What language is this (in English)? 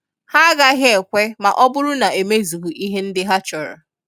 Igbo